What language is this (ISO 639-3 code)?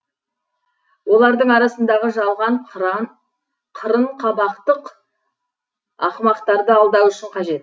kaz